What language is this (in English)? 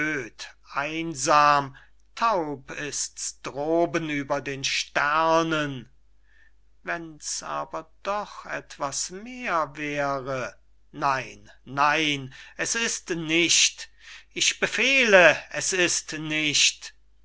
German